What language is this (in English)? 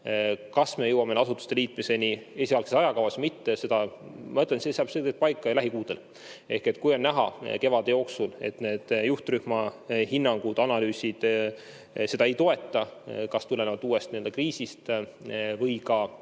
Estonian